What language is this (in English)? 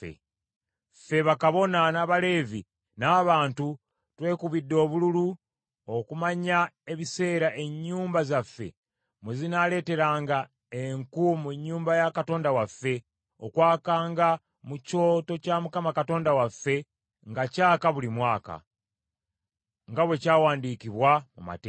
Ganda